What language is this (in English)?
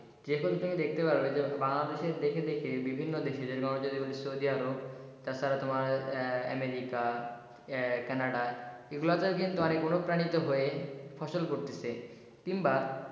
Bangla